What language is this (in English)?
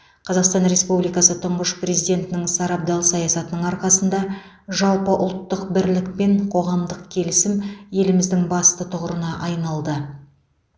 Kazakh